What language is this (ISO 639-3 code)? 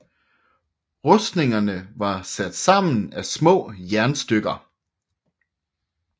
dan